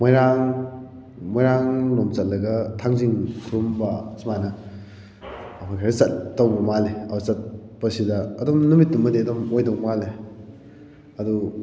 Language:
Manipuri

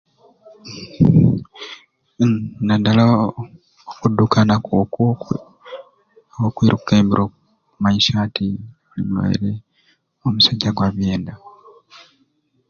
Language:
Ruuli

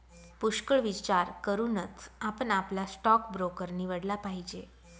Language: Marathi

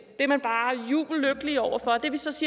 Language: Danish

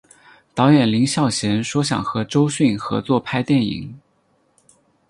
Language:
Chinese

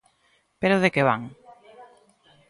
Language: Galician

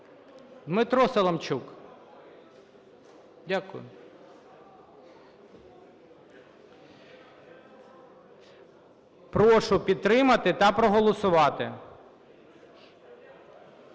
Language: Ukrainian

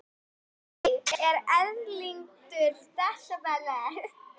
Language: Icelandic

